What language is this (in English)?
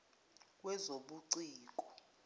Zulu